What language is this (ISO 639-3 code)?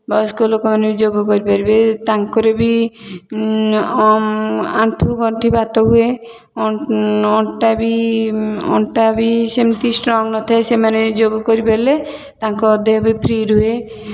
ori